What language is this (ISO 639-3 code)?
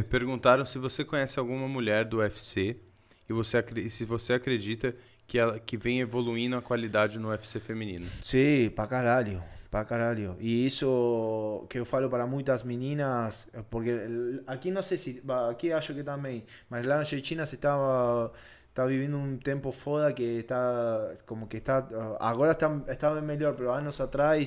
por